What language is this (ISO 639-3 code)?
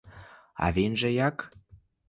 ukr